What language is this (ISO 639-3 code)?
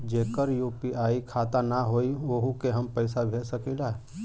bho